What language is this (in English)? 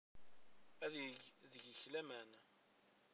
Kabyle